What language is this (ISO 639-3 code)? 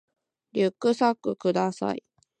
jpn